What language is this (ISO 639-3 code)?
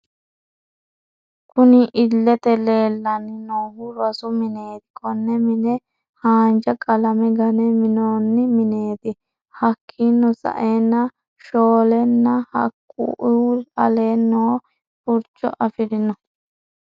sid